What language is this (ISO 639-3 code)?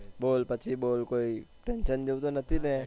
guj